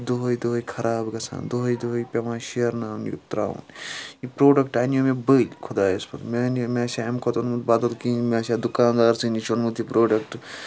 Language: Kashmiri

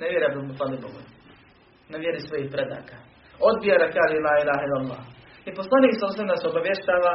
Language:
Croatian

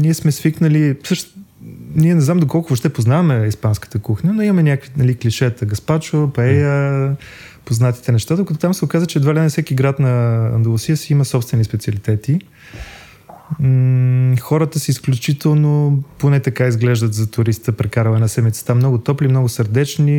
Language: Bulgarian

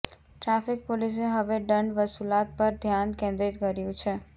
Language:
Gujarati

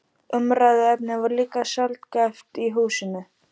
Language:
Icelandic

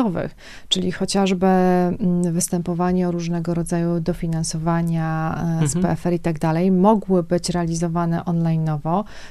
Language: Polish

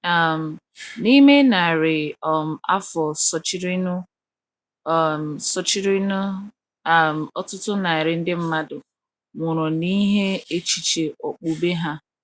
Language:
Igbo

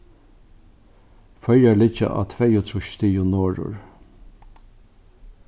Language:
Faroese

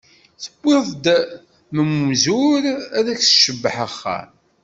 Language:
Kabyle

